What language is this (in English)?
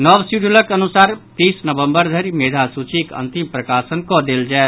Maithili